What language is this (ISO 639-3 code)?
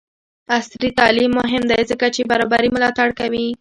pus